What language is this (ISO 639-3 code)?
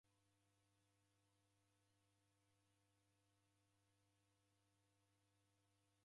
dav